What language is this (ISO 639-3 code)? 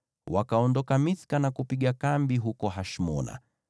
swa